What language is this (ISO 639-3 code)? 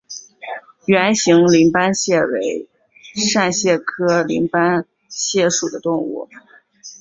zho